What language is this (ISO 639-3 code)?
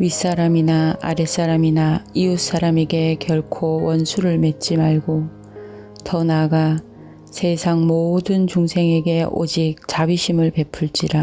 kor